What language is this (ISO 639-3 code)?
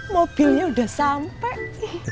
ind